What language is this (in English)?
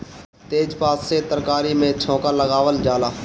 Bhojpuri